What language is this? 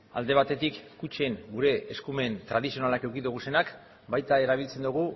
Basque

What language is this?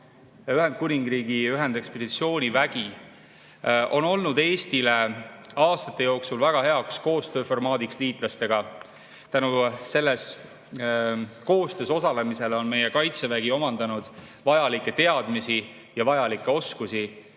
Estonian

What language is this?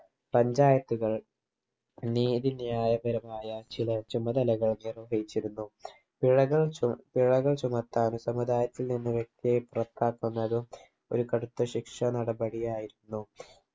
Malayalam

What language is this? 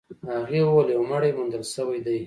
Pashto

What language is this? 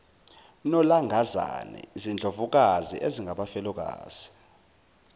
Zulu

